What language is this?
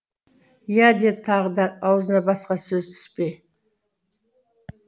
Kazakh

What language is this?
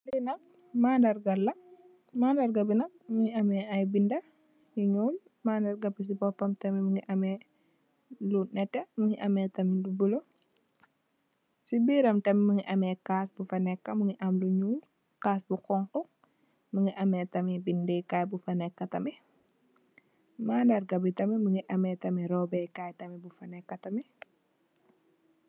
Wolof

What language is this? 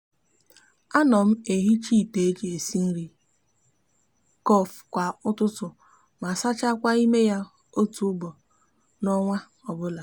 Igbo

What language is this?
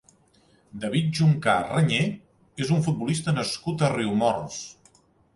Catalan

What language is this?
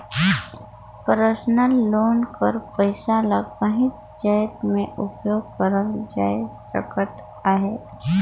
Chhattisgarhi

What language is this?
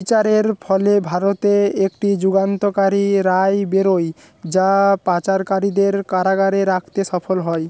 Bangla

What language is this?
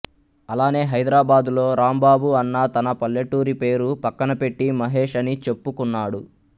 Telugu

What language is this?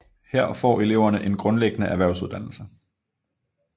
Danish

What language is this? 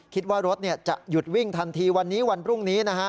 Thai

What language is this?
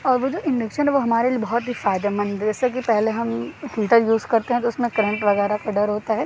Urdu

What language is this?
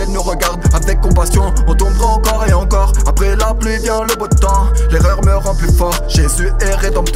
French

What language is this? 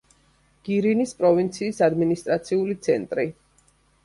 Georgian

